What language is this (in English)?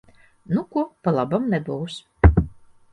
Latvian